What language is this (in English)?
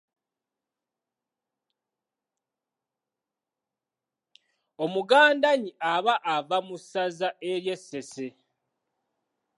Ganda